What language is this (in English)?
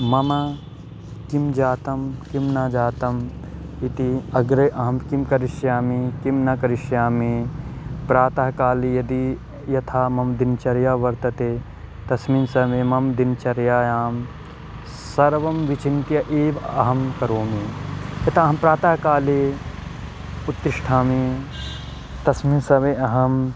Sanskrit